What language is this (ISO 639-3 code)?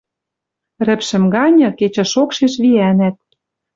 mrj